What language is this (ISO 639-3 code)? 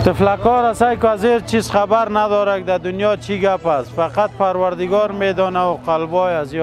fas